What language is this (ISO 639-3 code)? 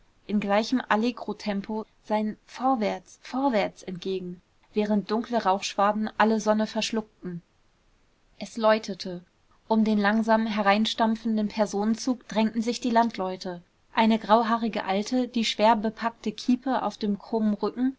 deu